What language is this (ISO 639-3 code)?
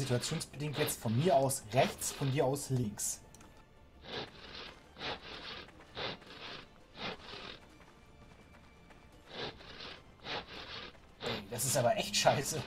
deu